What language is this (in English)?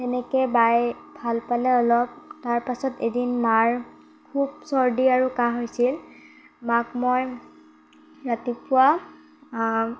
Assamese